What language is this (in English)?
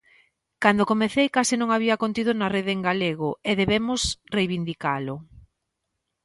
Galician